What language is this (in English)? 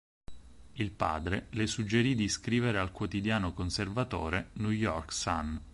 Italian